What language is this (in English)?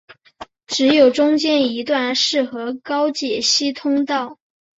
Chinese